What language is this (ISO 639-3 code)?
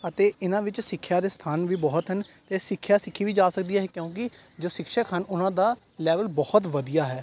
pan